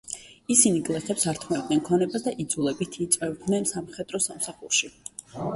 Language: Georgian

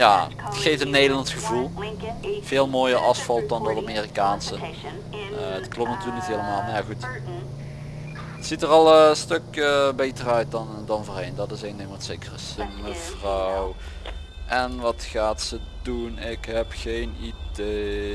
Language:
Dutch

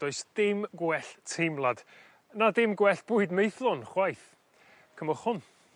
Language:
Welsh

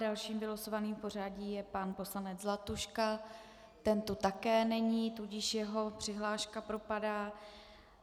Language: Czech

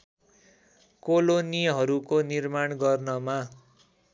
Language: Nepali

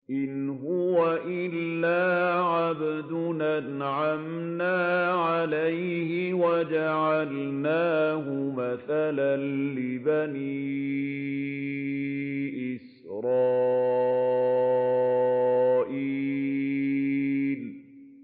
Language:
Arabic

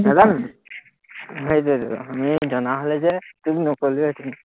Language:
Assamese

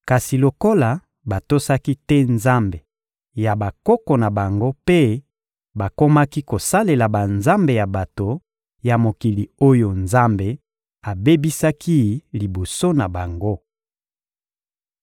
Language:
Lingala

